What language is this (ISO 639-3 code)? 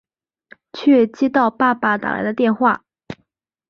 zho